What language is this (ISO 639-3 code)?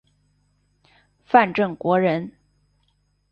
zho